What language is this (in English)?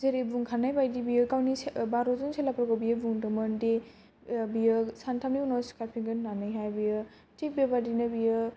Bodo